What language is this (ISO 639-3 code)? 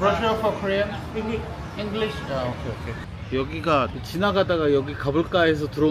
kor